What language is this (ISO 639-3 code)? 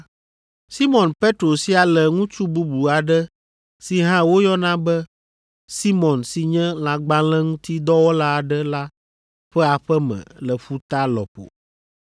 ewe